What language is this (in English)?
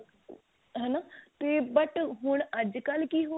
Punjabi